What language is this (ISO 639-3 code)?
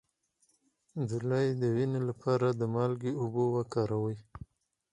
pus